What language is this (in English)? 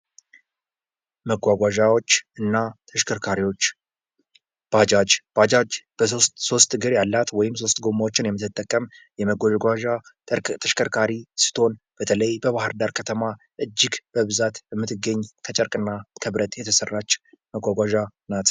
Amharic